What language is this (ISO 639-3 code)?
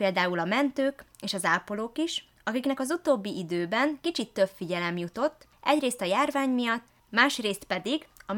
hun